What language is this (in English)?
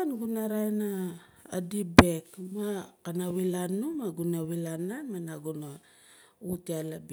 Nalik